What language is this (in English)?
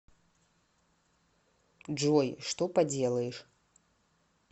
Russian